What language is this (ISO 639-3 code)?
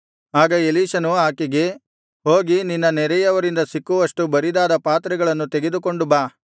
kan